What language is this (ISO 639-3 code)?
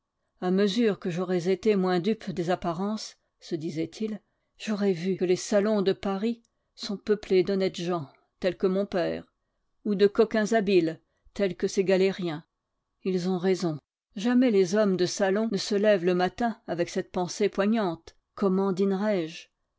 fra